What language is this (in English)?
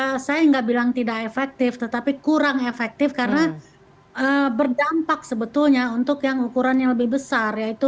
Indonesian